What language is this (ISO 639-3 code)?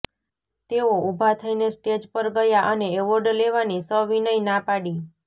guj